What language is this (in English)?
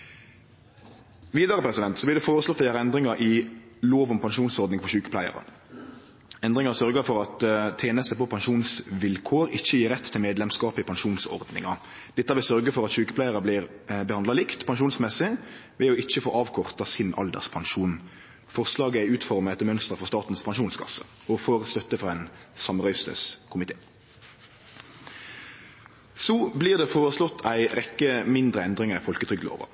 Norwegian Nynorsk